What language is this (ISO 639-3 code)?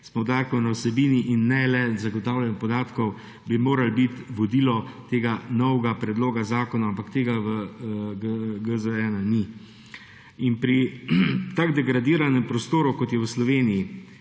slv